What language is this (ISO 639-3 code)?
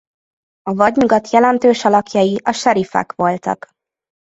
hun